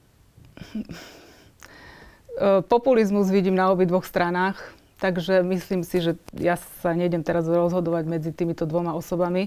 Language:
Slovak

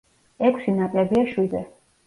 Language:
Georgian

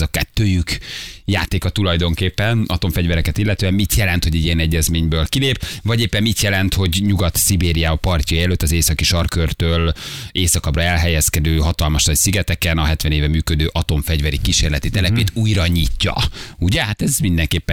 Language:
Hungarian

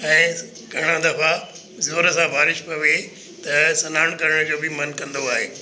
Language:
Sindhi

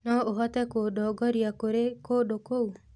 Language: Kikuyu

